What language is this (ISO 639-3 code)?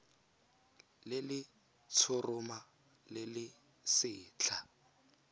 tsn